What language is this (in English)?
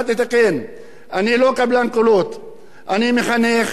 Hebrew